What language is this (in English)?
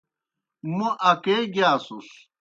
Kohistani Shina